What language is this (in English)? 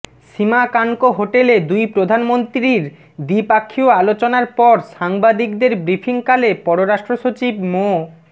Bangla